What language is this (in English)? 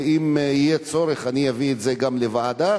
Hebrew